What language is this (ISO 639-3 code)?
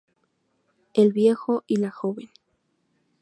spa